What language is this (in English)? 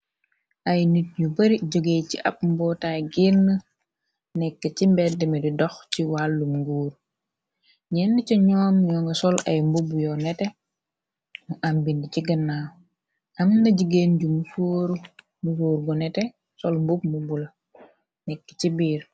Wolof